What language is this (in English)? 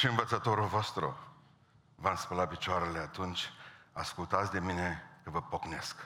Romanian